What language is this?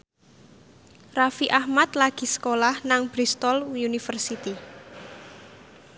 Javanese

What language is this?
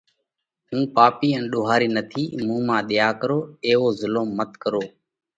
Parkari Koli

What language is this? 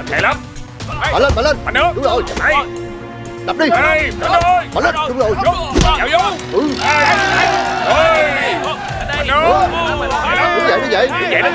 Vietnamese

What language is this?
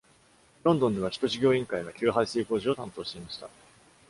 Japanese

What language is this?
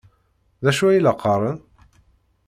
Kabyle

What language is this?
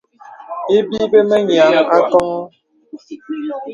Bebele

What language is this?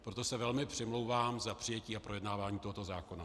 Czech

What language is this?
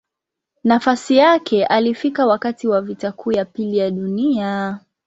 Swahili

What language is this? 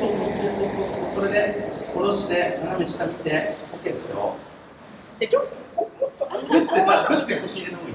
Japanese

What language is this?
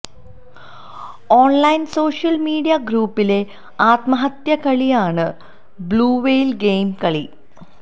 Malayalam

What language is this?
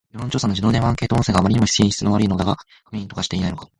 Japanese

